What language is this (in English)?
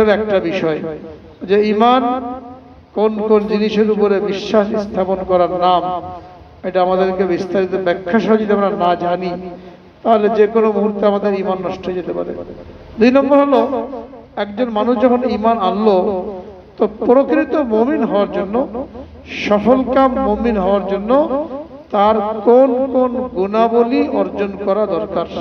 Arabic